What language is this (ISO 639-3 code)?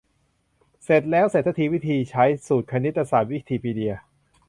tha